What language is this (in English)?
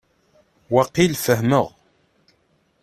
Kabyle